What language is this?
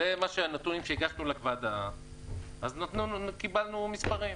Hebrew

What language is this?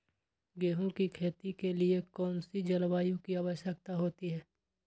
Magahi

